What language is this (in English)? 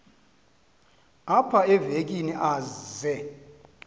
Xhosa